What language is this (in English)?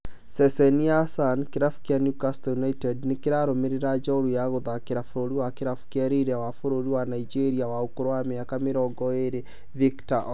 Kikuyu